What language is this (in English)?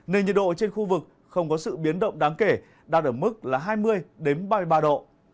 Vietnamese